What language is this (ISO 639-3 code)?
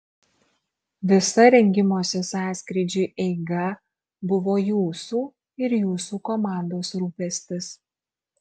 lit